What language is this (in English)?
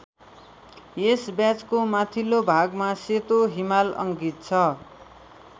Nepali